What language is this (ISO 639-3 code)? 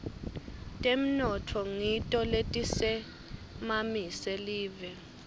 ssw